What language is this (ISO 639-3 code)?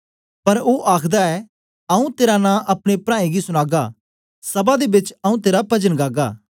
doi